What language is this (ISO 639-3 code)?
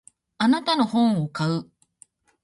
jpn